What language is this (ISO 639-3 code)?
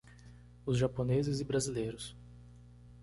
por